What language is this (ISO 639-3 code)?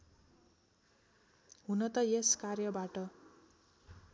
nep